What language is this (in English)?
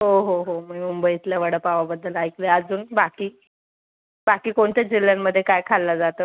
Marathi